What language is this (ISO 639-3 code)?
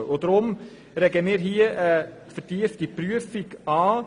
gsw